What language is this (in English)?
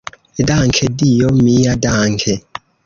Esperanto